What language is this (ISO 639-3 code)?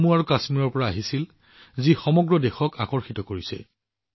asm